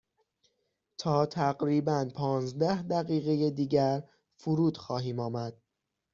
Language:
Persian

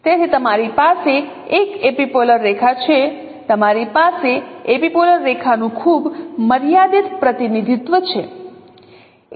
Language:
Gujarati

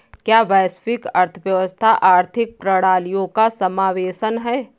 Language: Hindi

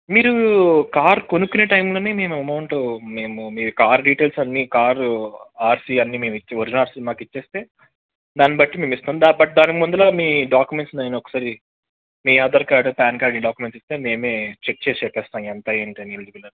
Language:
Telugu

